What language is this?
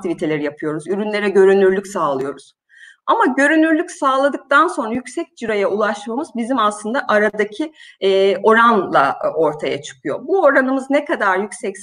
Turkish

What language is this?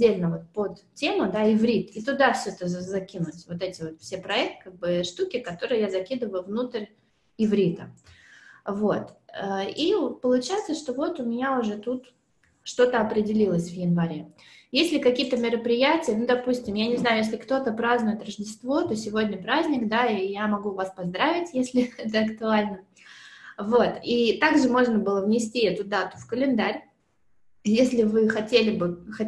Russian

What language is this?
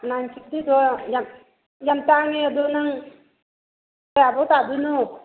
Manipuri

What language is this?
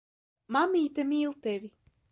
Latvian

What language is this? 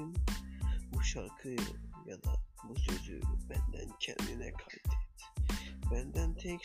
Turkish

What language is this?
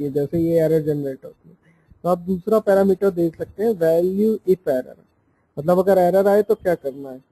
Hindi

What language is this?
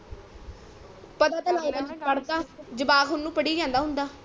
Punjabi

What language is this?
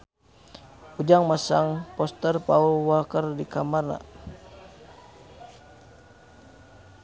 Sundanese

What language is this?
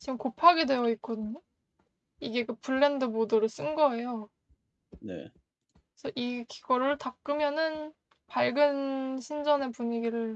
Korean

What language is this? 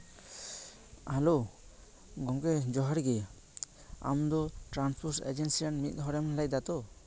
Santali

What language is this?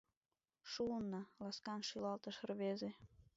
Mari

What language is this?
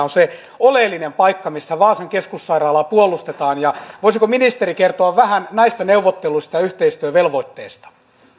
Finnish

